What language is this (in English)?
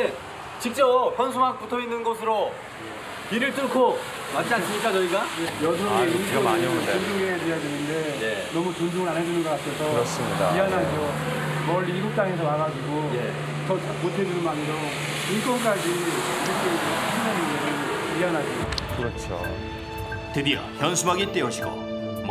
Korean